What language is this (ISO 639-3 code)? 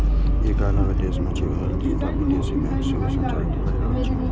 mai